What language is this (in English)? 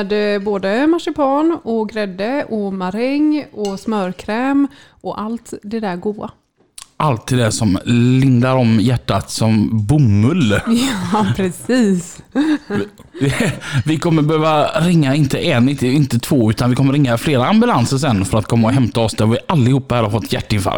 Swedish